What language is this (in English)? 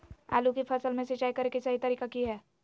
Magahi